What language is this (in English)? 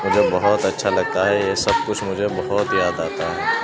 Urdu